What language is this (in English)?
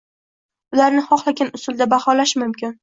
Uzbek